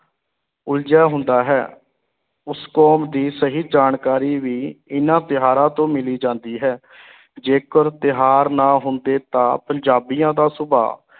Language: Punjabi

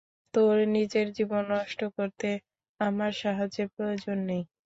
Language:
Bangla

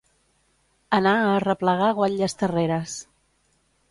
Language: Catalan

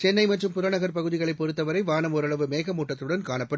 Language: Tamil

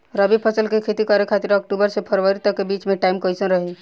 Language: Bhojpuri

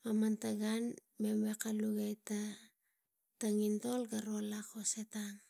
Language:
Tigak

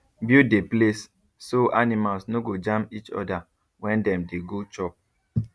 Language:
Nigerian Pidgin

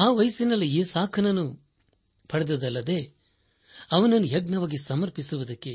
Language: Kannada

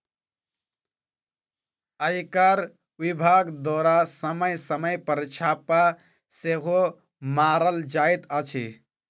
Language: Maithili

